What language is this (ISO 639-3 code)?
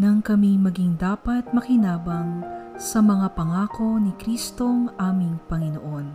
fil